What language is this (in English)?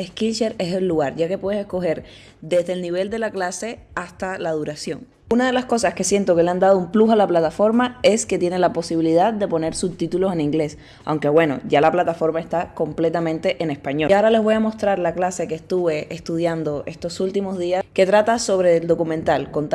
Spanish